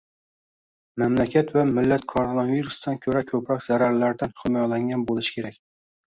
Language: Uzbek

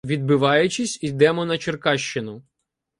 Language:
Ukrainian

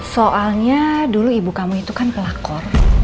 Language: Indonesian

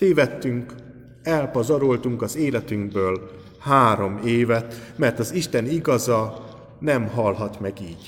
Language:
Hungarian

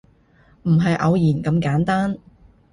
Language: Cantonese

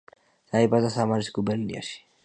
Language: Georgian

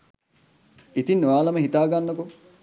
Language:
Sinhala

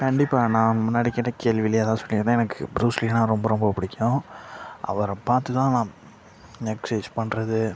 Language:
Tamil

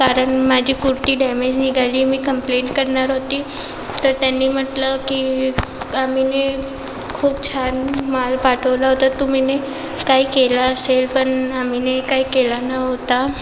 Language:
Marathi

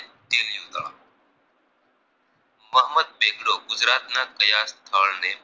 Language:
Gujarati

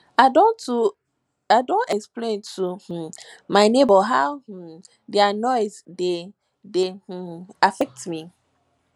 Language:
Nigerian Pidgin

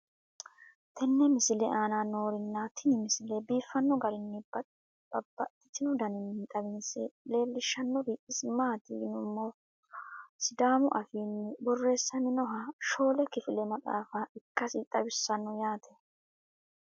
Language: Sidamo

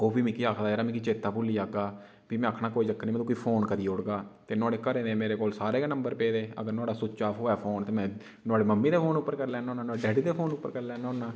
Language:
Dogri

